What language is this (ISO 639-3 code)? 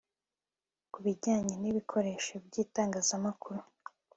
kin